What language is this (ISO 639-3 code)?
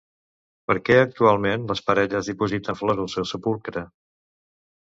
cat